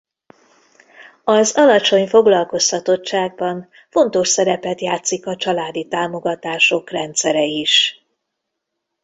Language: Hungarian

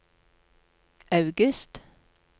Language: Norwegian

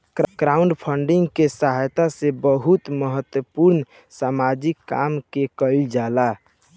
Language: Bhojpuri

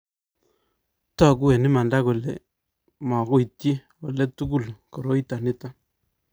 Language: Kalenjin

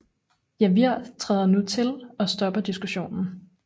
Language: Danish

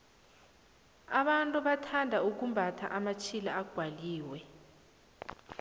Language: South Ndebele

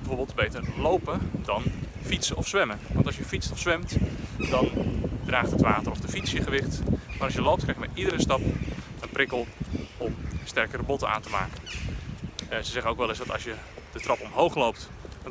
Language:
Dutch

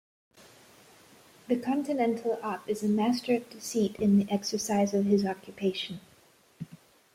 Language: English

